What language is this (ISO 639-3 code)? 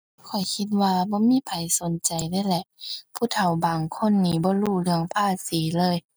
tha